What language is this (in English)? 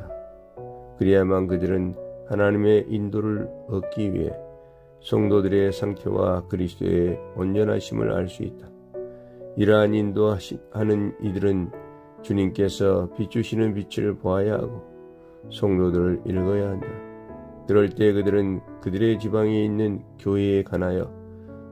Korean